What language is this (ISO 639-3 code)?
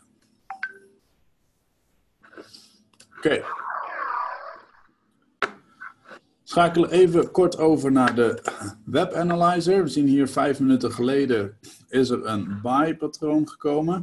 nld